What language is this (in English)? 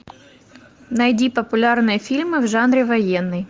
Russian